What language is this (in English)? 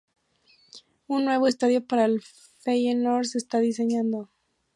Spanish